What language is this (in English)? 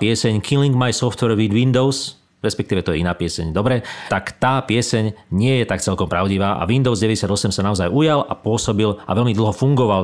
Slovak